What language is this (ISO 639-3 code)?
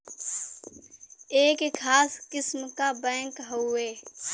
bho